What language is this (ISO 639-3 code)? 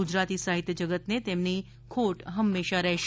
guj